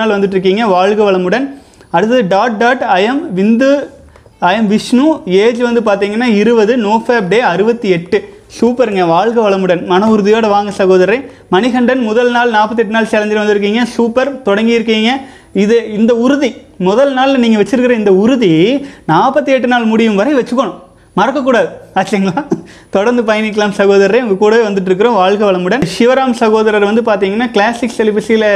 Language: Tamil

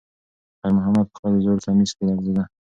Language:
Pashto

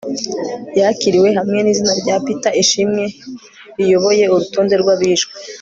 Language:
Kinyarwanda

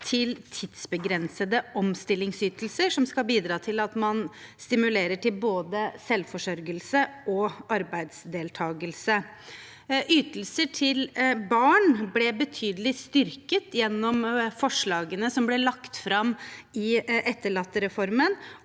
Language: Norwegian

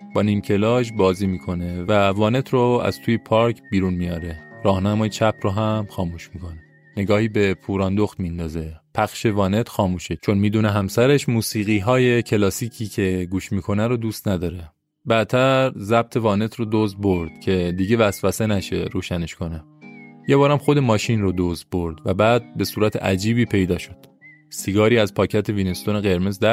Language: Persian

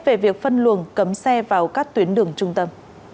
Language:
Vietnamese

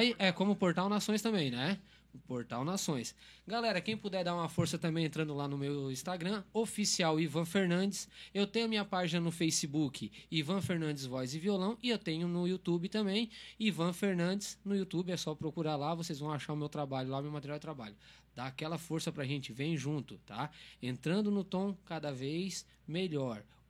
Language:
Portuguese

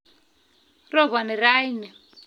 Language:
Kalenjin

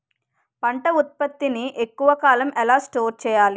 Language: Telugu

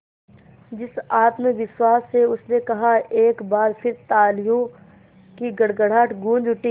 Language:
Hindi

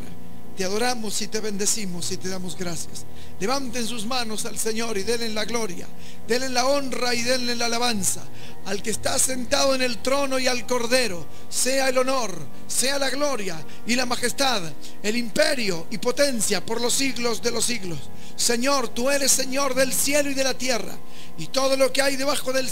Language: Spanish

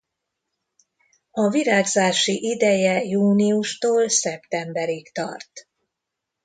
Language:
Hungarian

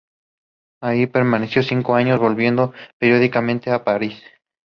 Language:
Spanish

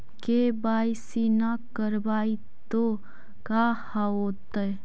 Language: Magahi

